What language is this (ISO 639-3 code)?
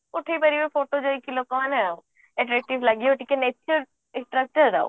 ori